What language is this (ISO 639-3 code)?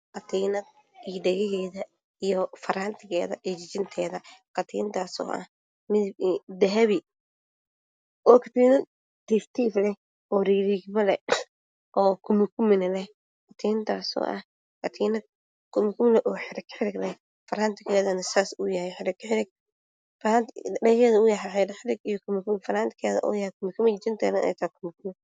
som